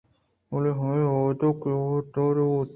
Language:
Eastern Balochi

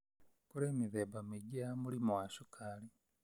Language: Kikuyu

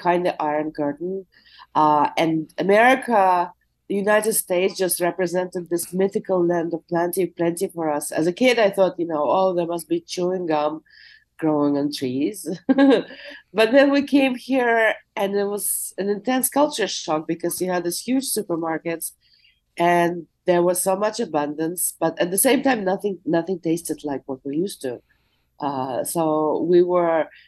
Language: English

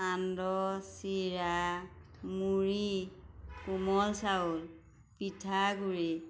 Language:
Assamese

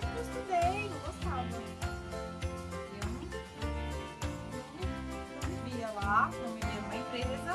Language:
Portuguese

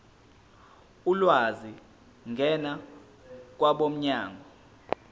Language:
Zulu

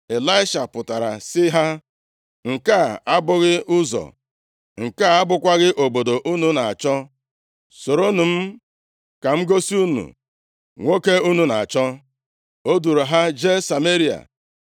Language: Igbo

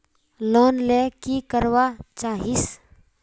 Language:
Magahi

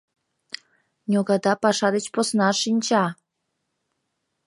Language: Mari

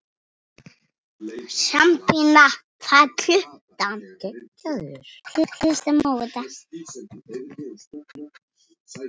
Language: Icelandic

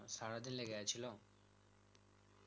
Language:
Bangla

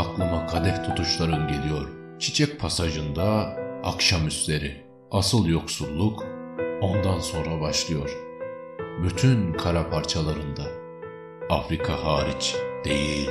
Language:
Turkish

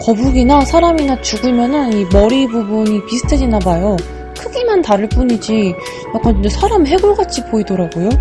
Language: Korean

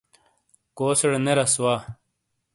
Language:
Shina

